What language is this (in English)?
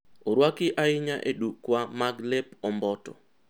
Luo (Kenya and Tanzania)